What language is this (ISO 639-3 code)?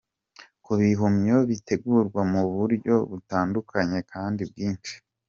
kin